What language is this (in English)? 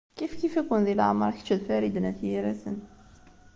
Kabyle